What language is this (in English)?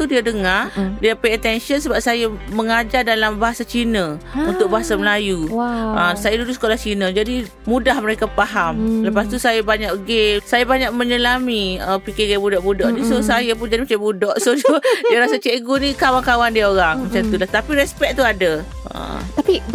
Malay